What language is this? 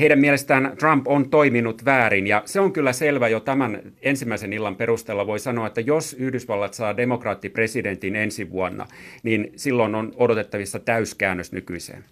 Finnish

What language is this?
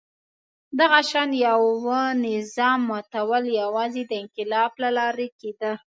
Pashto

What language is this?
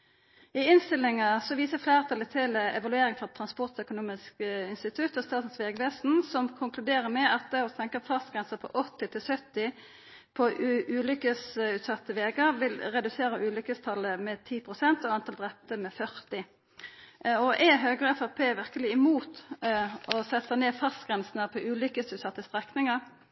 Norwegian Nynorsk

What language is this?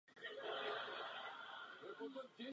Czech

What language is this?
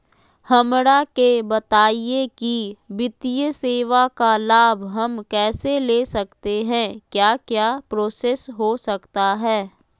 Magahi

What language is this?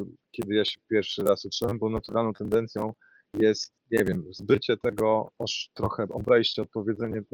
Polish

